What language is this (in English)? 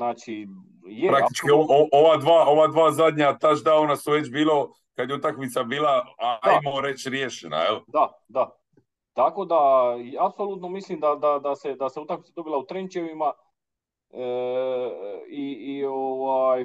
Croatian